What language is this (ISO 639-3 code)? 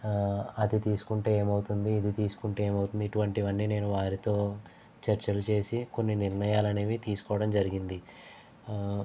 tel